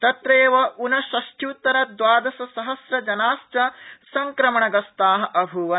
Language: Sanskrit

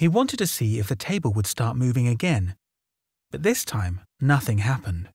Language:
English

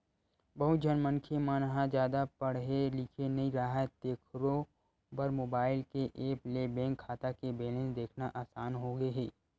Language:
Chhattisgarhi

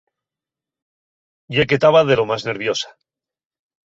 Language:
Asturian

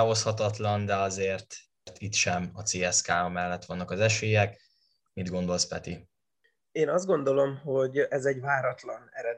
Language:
Hungarian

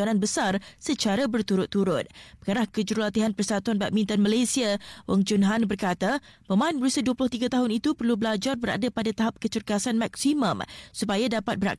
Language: Malay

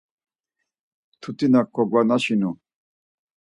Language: Laz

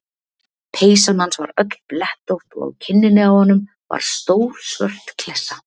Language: Icelandic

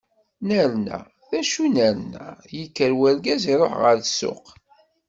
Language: Kabyle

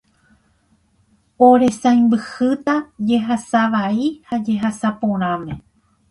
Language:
Guarani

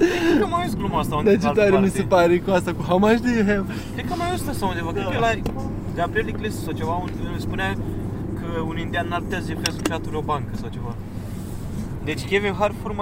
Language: Romanian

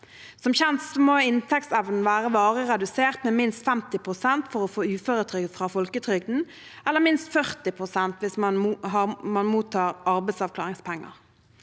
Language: Norwegian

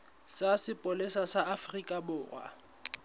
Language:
Southern Sotho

